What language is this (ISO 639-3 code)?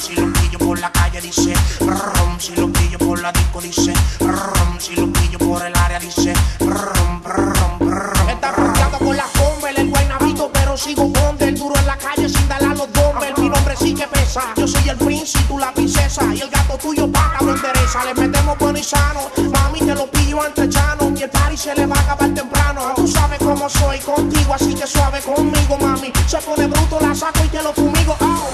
ara